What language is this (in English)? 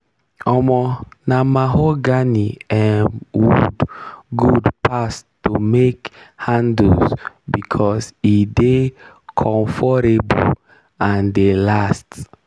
Nigerian Pidgin